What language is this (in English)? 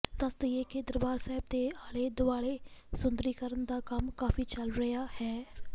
Punjabi